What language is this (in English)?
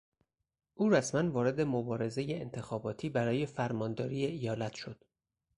Persian